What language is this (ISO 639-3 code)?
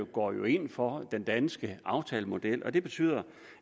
dan